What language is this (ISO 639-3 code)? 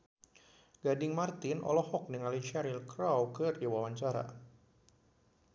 sun